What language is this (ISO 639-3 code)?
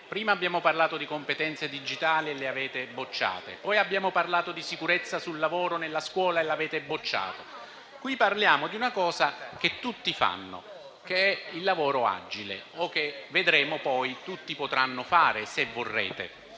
ita